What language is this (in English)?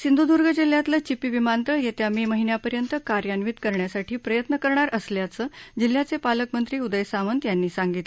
Marathi